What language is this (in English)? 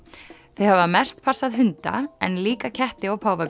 Icelandic